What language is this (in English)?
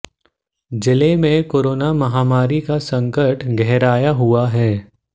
Hindi